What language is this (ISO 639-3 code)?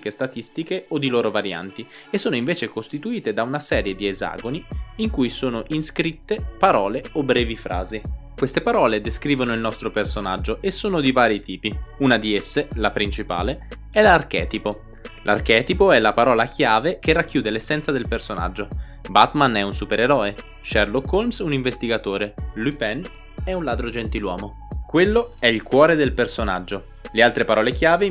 ita